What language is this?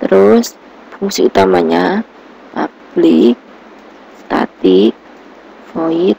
Indonesian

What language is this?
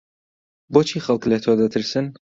Central Kurdish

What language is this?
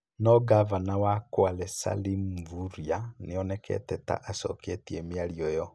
Kikuyu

